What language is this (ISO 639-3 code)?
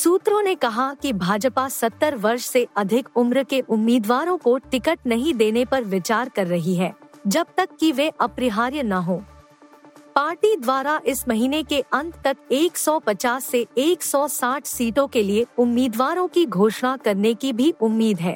hin